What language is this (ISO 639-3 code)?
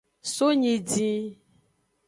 ajg